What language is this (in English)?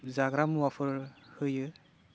Bodo